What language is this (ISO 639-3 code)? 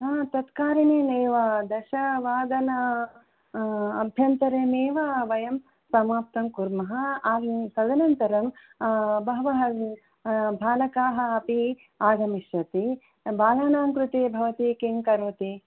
san